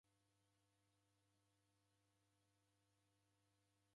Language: Taita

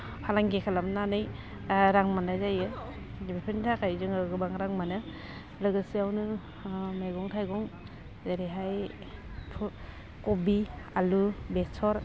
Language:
Bodo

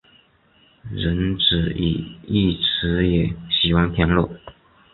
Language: Chinese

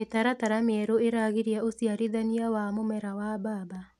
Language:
Kikuyu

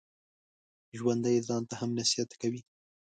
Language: Pashto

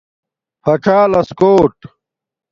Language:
Domaaki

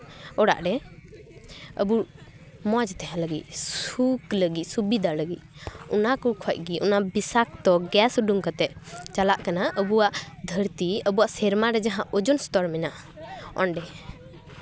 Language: Santali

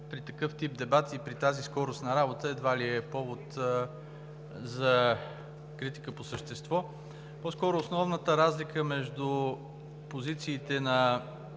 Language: Bulgarian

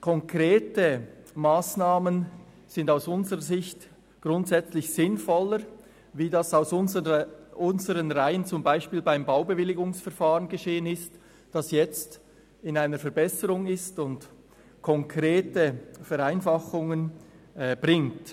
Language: Swiss German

